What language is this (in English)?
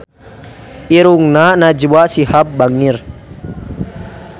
Sundanese